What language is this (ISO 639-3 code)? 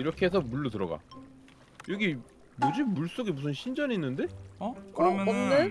kor